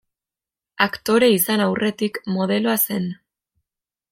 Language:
Basque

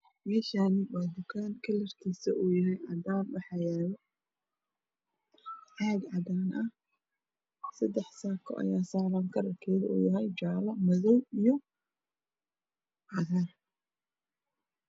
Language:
Somali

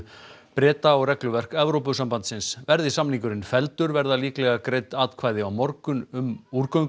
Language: Icelandic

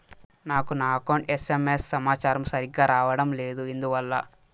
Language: Telugu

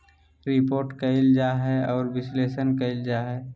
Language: Magahi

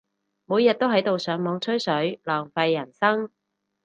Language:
Cantonese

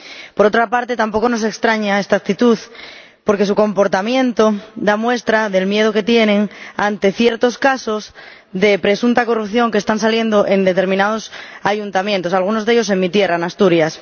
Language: Spanish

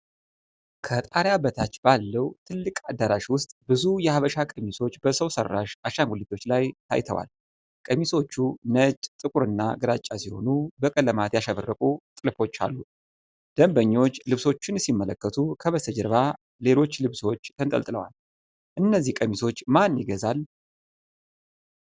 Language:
Amharic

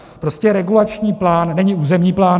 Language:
Czech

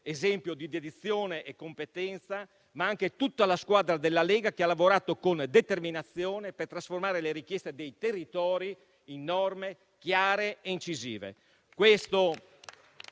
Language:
Italian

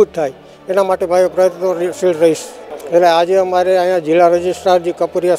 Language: Gujarati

